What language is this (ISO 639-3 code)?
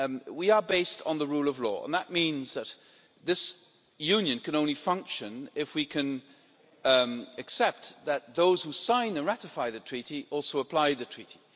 eng